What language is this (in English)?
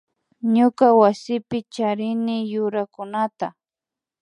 Imbabura Highland Quichua